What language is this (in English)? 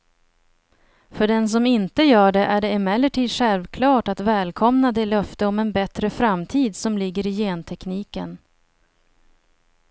Swedish